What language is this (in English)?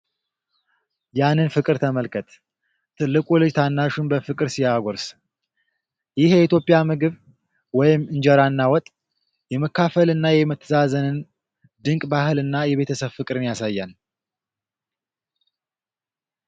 Amharic